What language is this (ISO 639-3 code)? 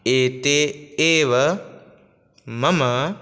san